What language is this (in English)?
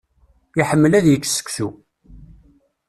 Kabyle